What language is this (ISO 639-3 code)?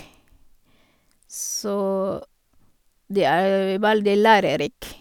nor